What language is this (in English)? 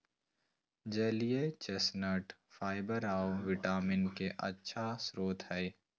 Magahi